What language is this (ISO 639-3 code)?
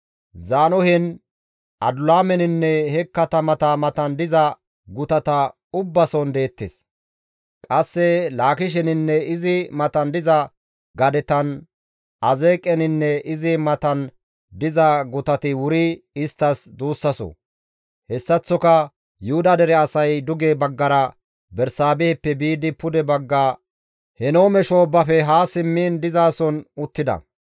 gmv